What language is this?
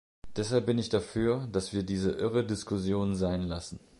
German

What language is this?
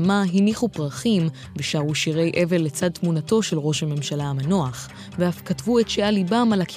Hebrew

